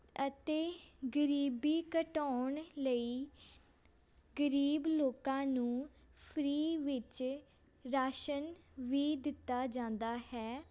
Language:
Punjabi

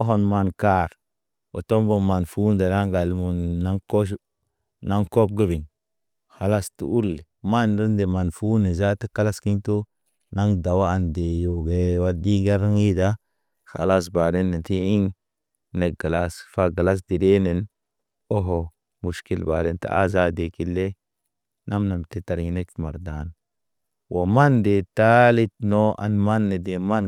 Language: Naba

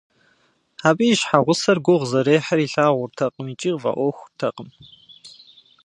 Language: Kabardian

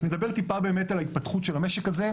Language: Hebrew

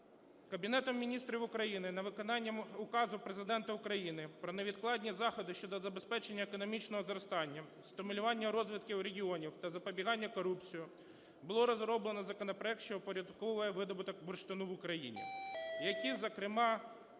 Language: Ukrainian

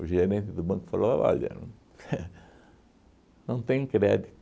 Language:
Portuguese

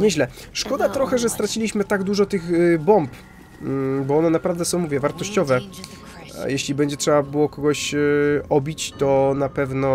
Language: Polish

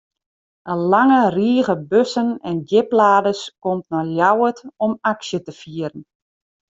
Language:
Western Frisian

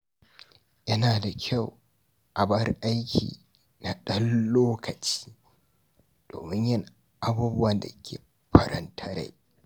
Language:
Hausa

